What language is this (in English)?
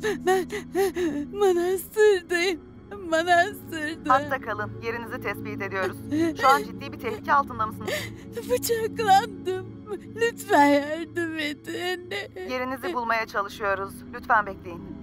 Turkish